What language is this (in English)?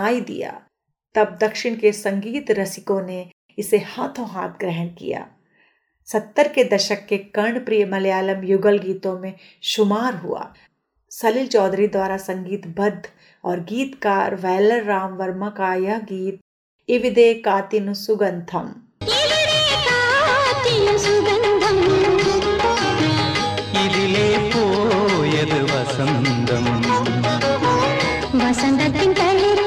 Hindi